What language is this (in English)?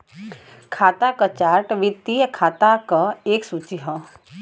Bhojpuri